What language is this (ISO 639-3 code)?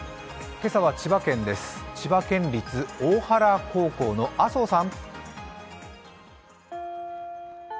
jpn